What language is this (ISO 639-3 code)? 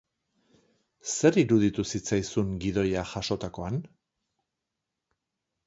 eus